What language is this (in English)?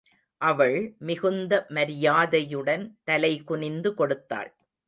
Tamil